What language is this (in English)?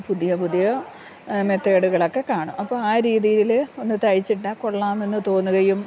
Malayalam